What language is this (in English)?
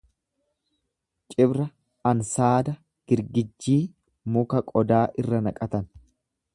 Oromo